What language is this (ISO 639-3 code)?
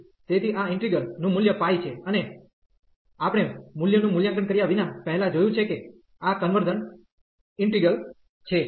guj